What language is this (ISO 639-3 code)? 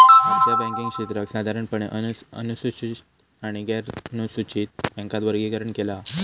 mar